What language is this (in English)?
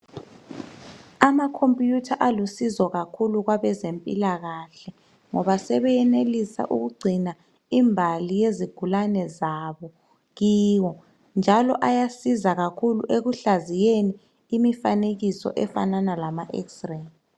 North Ndebele